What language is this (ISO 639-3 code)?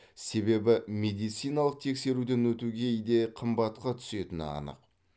kaz